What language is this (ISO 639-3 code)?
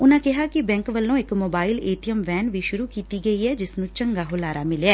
pan